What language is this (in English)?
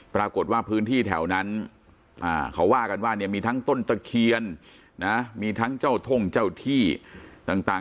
Thai